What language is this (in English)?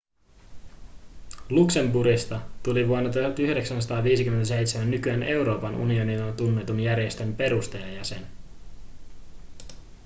Finnish